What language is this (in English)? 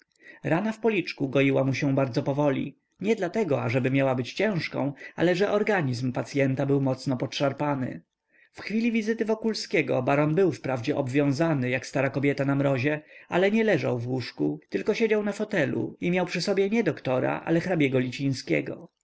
Polish